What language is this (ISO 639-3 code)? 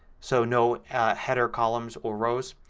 eng